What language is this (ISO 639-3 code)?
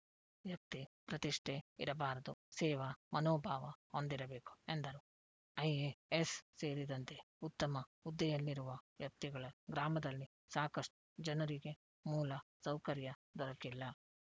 kan